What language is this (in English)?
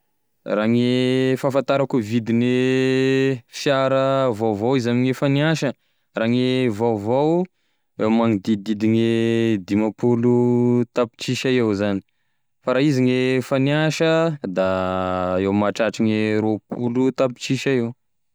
Tesaka Malagasy